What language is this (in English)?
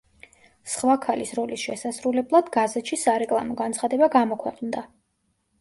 Georgian